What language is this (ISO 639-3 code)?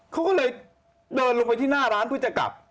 tha